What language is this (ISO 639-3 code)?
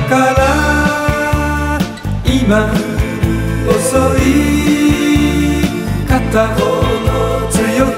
jpn